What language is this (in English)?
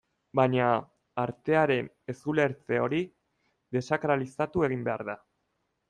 Basque